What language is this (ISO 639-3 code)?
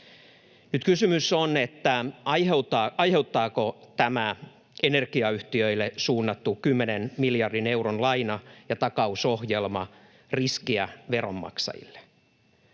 fin